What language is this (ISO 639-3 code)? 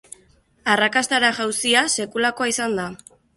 eus